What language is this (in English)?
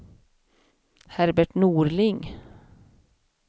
Swedish